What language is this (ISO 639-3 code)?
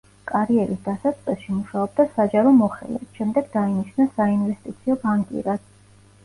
kat